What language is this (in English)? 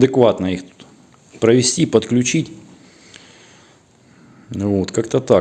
Russian